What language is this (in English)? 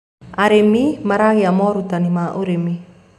Kikuyu